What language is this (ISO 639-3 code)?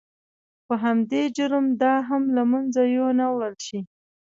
pus